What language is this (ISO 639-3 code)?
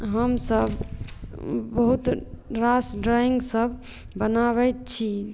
mai